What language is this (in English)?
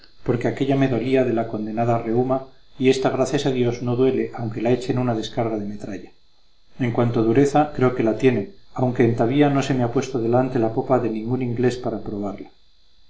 Spanish